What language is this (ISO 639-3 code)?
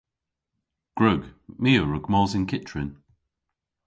cor